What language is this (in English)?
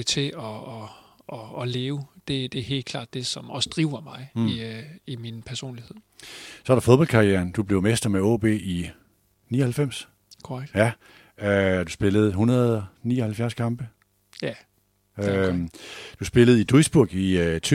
Danish